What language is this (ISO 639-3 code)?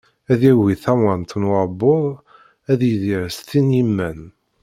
kab